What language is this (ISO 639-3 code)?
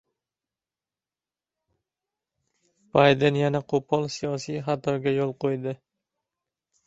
uzb